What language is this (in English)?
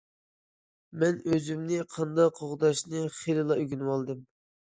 Uyghur